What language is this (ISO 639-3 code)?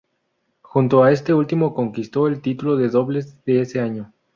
spa